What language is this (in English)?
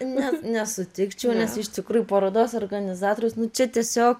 Lithuanian